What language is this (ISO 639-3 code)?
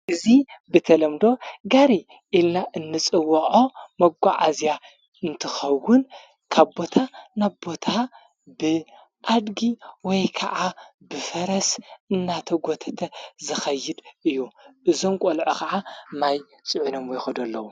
tir